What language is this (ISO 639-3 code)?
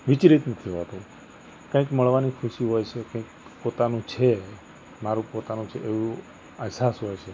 guj